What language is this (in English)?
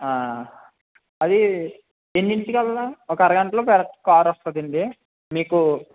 Telugu